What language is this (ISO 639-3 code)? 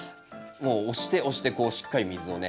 jpn